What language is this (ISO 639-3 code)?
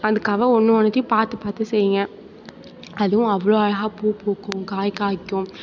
tam